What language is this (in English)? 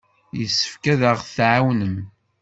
Kabyle